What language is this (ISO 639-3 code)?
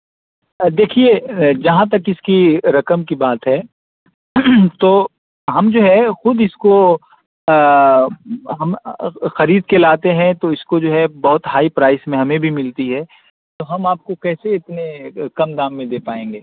urd